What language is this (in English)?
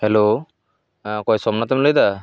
Santali